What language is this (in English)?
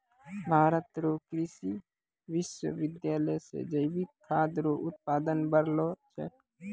Maithili